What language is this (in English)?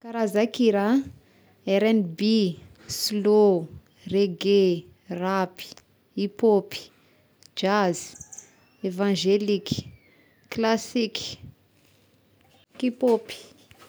Tesaka Malagasy